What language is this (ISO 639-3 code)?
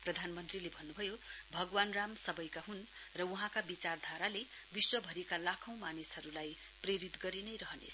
nep